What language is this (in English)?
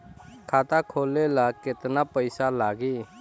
Bhojpuri